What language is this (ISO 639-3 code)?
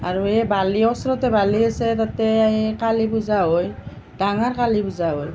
asm